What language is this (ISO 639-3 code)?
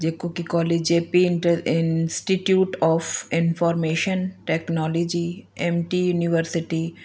snd